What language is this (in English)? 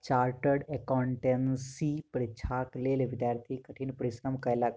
Maithili